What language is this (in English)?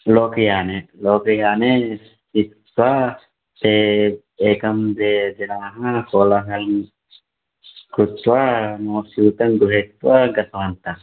Sanskrit